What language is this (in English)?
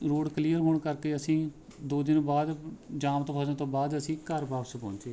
Punjabi